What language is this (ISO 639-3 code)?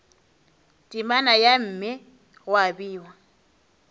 nso